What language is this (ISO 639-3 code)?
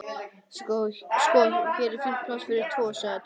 isl